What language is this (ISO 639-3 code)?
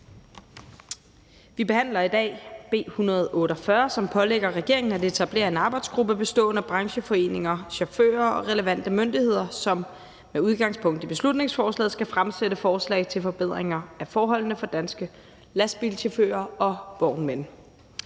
dan